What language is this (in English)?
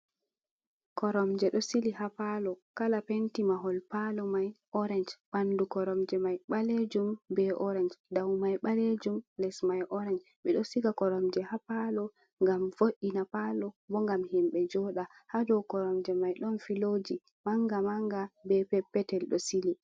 Fula